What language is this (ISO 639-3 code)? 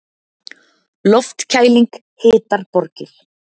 isl